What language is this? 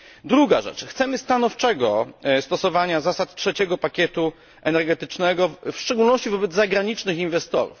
Polish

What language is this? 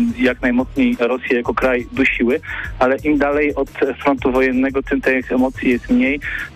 Polish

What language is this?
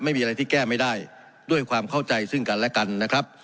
Thai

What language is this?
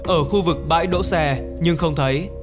Vietnamese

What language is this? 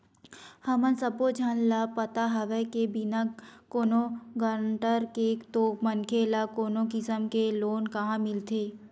Chhattisgarhi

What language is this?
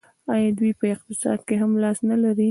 Pashto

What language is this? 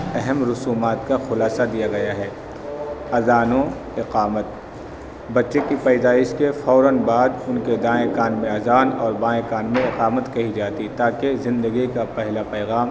Urdu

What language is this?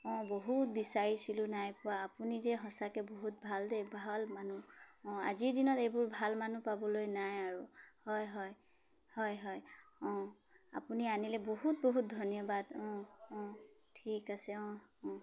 Assamese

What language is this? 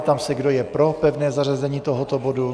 Czech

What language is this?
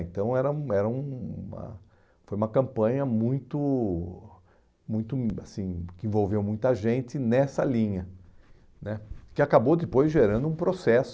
Portuguese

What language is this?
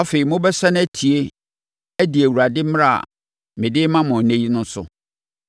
Akan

